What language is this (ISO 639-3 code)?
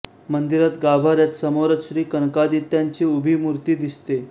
mar